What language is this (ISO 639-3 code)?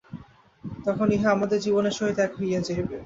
ben